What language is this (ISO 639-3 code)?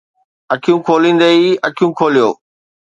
snd